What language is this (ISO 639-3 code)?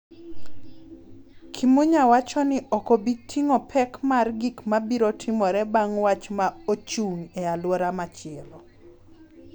luo